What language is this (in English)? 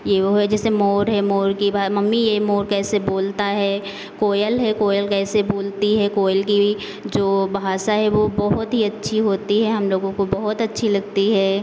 Hindi